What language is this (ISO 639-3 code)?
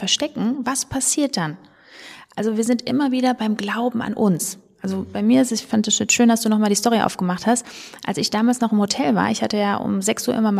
deu